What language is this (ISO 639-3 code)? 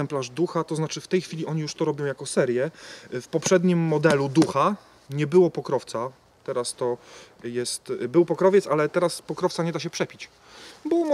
pol